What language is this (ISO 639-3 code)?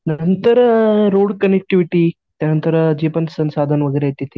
mar